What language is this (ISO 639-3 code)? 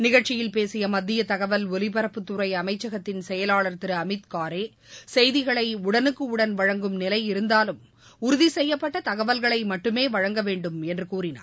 tam